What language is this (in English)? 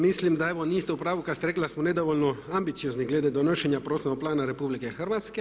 Croatian